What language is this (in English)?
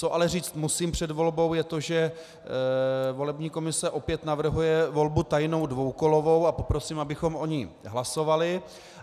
Czech